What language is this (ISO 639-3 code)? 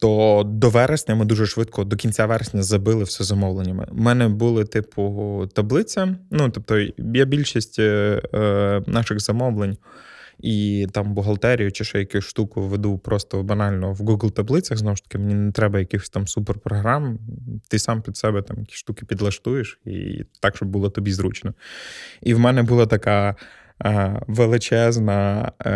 ukr